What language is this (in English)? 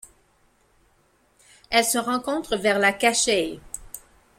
French